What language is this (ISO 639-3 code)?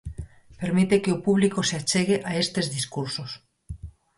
glg